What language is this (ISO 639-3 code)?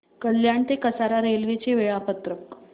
mar